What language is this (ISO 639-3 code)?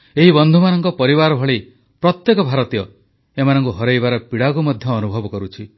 ori